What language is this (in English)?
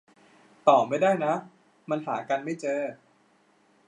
Thai